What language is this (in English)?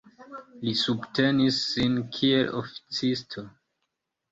Esperanto